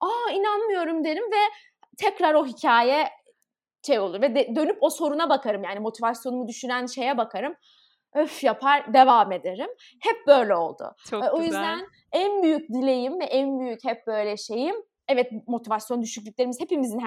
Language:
Turkish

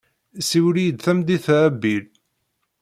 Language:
Kabyle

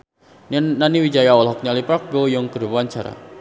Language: Sundanese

